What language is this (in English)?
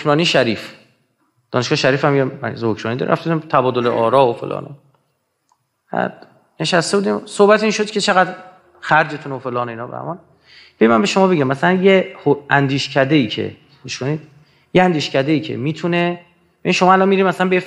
Persian